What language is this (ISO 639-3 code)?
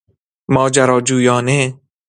fas